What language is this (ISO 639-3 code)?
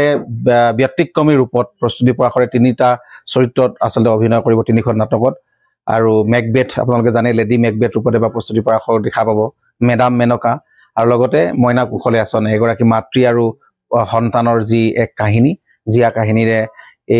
ben